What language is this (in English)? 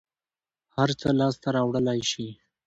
Pashto